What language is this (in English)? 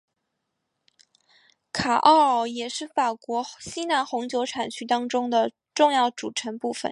Chinese